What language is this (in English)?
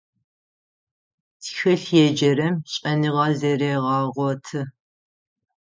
Adyghe